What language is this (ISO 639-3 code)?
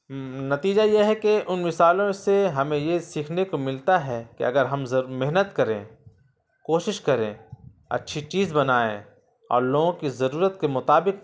urd